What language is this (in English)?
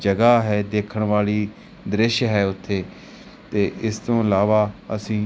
Punjabi